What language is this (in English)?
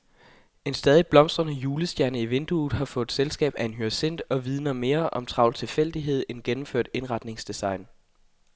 Danish